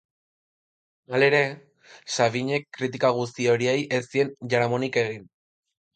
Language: Basque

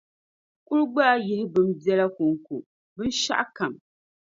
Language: Dagbani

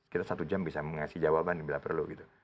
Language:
Indonesian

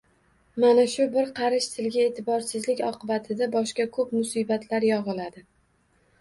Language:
Uzbek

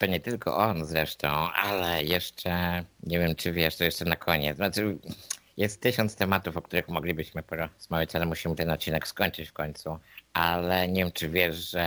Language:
Polish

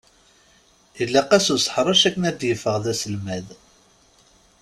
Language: Kabyle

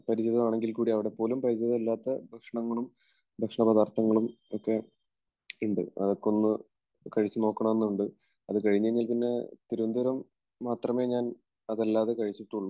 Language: Malayalam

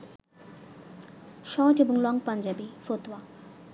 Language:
Bangla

